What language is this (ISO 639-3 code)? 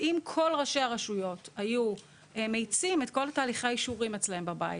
heb